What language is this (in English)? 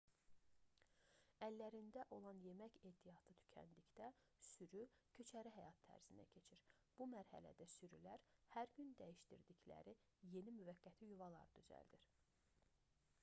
Azerbaijani